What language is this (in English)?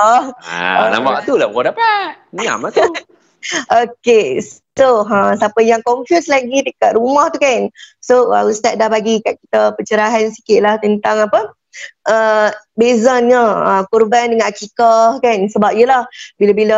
Malay